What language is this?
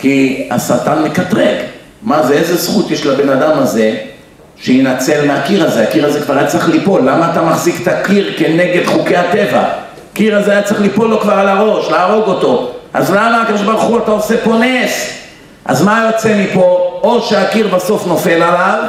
Hebrew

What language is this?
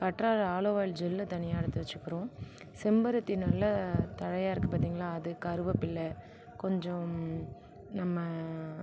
Tamil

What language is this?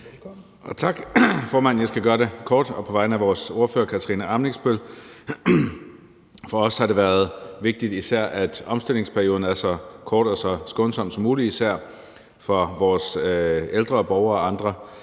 Danish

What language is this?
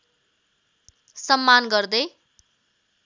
Nepali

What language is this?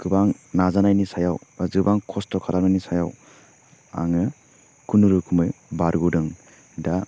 Bodo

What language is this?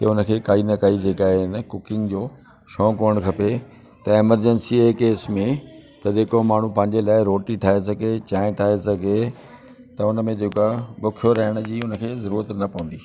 Sindhi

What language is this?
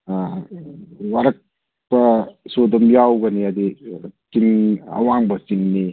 Manipuri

